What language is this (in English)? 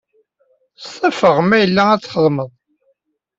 Kabyle